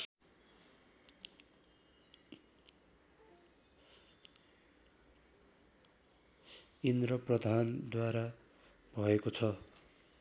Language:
Nepali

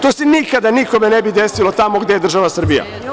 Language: Serbian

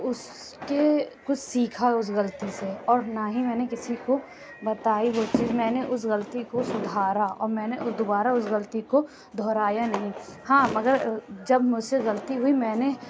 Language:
Urdu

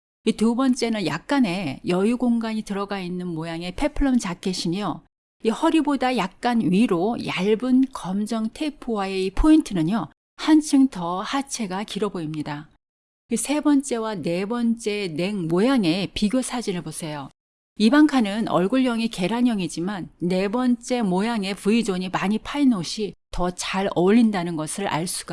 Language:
Korean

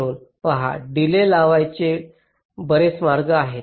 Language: Marathi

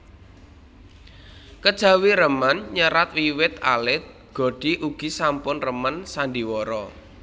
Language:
Javanese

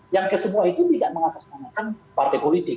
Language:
Indonesian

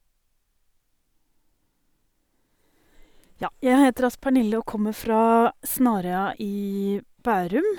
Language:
Norwegian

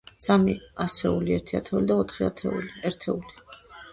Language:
Georgian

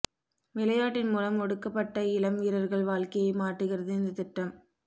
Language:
Tamil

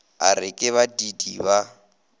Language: Northern Sotho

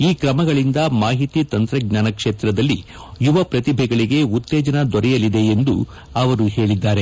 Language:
Kannada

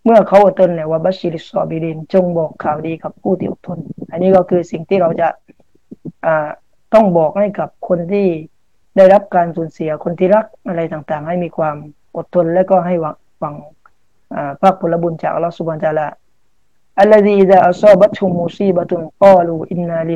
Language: Thai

